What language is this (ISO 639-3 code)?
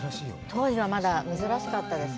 jpn